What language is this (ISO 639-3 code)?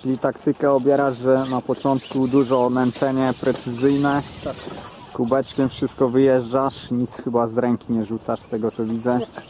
pol